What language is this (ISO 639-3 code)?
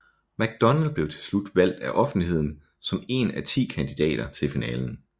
dan